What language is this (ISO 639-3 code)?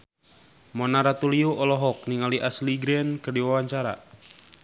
sun